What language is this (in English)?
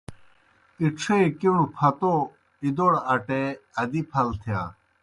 Kohistani Shina